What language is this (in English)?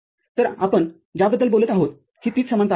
Marathi